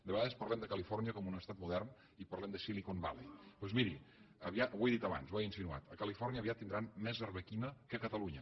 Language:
Catalan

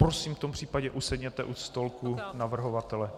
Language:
Czech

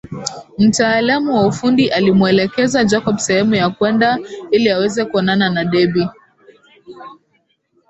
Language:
Swahili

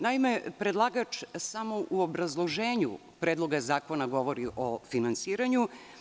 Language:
Serbian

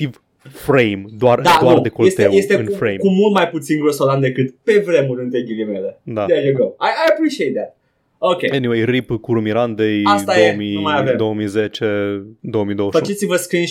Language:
Romanian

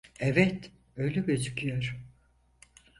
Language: Turkish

